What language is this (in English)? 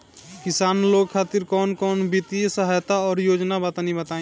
Bhojpuri